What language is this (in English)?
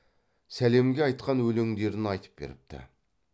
Kazakh